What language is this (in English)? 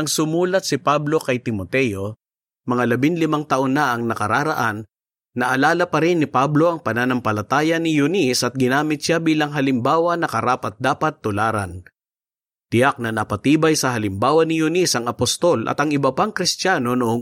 Filipino